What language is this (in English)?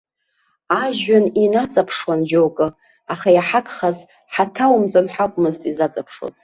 Abkhazian